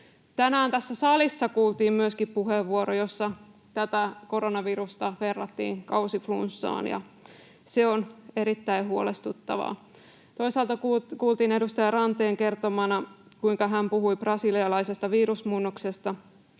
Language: Finnish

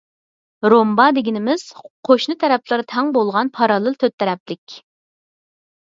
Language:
Uyghur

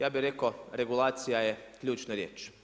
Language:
Croatian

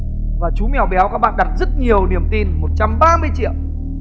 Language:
Vietnamese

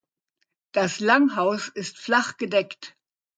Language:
German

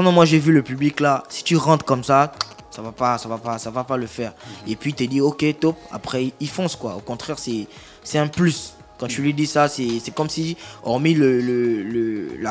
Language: French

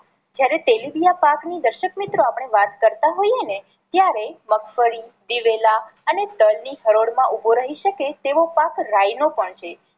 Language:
Gujarati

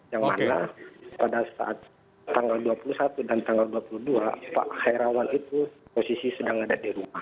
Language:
Indonesian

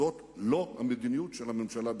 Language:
Hebrew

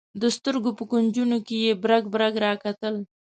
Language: Pashto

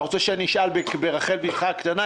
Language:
Hebrew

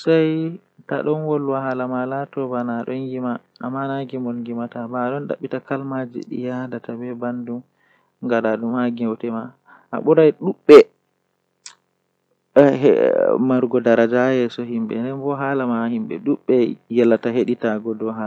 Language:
Western Niger Fulfulde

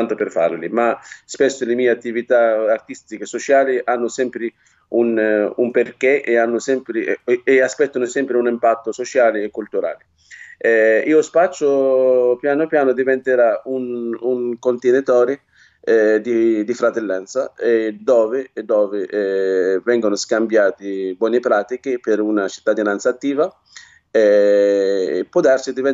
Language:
Italian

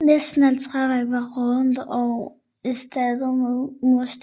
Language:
Danish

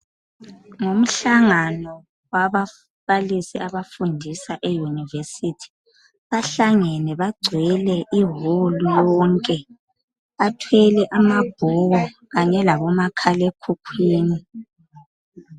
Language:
North Ndebele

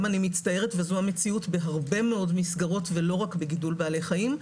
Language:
Hebrew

